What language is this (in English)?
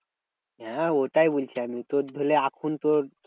Bangla